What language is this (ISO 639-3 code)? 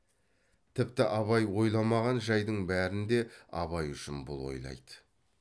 kaz